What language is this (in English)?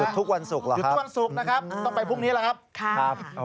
Thai